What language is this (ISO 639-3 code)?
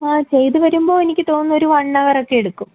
mal